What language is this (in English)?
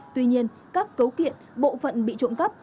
Vietnamese